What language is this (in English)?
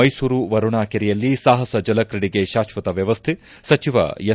Kannada